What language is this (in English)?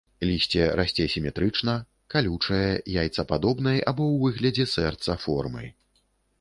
Belarusian